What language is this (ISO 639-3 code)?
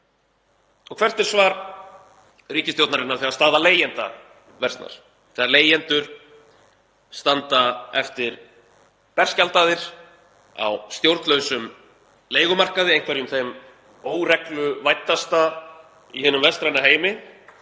isl